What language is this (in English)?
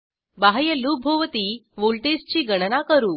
Marathi